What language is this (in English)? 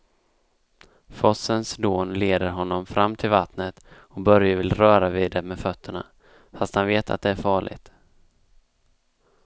Swedish